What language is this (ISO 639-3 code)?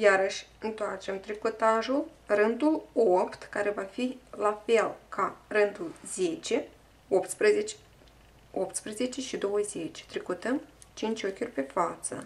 ron